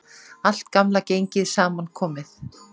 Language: Icelandic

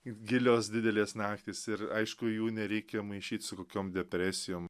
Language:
Lithuanian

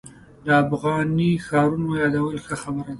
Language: Pashto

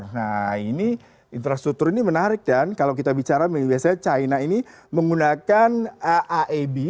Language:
Indonesian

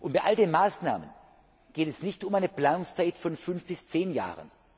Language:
German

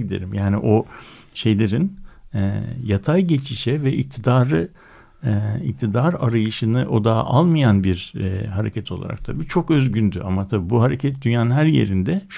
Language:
Turkish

